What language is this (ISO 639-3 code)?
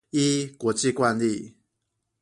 zho